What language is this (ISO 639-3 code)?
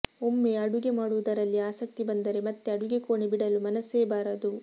kan